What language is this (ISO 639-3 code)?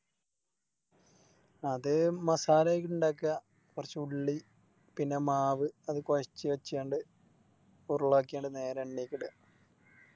mal